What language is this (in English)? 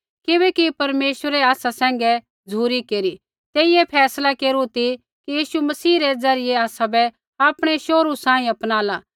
Kullu Pahari